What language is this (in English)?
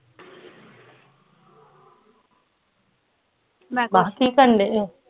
Punjabi